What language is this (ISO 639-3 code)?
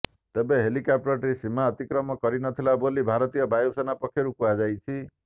ori